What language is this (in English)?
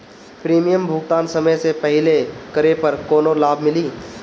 Bhojpuri